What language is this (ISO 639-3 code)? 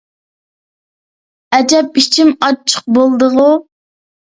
uig